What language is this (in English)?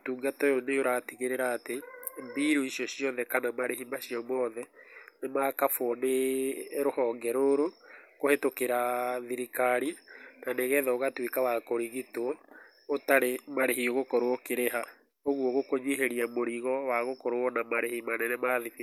Kikuyu